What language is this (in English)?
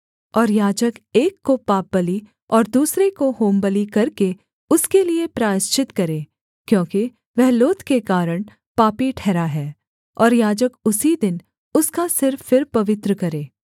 Hindi